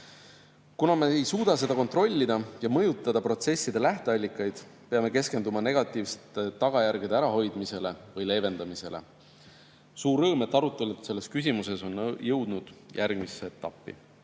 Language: Estonian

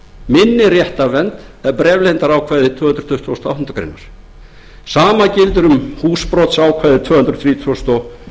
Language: Icelandic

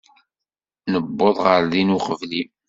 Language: Kabyle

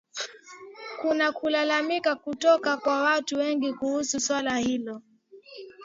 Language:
Swahili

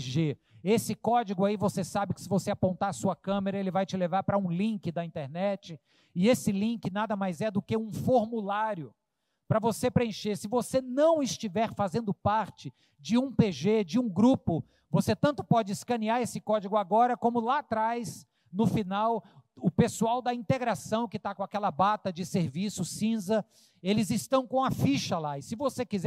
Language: Portuguese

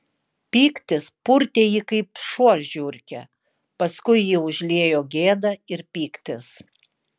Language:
Lithuanian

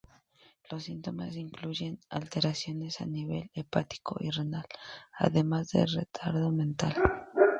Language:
Spanish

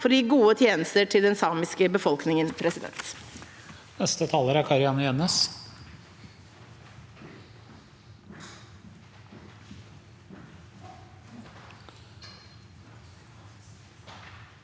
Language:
Norwegian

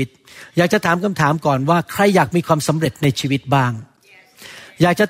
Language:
Thai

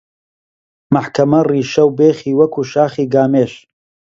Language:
Central Kurdish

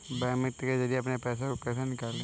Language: Hindi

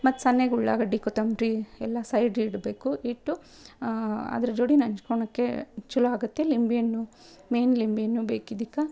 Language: Kannada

